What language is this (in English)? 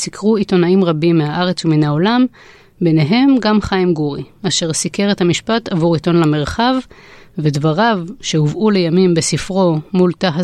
Hebrew